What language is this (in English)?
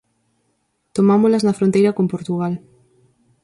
Galician